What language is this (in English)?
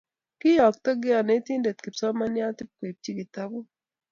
Kalenjin